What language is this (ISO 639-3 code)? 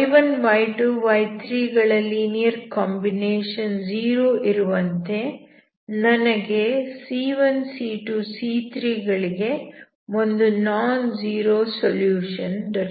kan